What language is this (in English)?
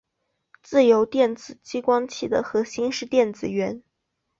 Chinese